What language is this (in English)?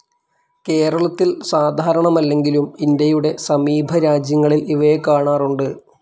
Malayalam